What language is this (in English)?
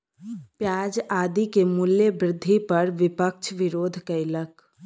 Maithili